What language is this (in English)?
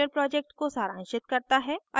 Hindi